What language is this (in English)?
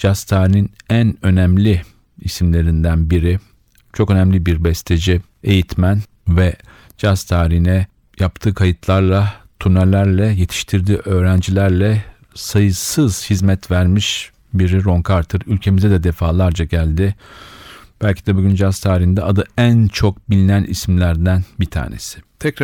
Turkish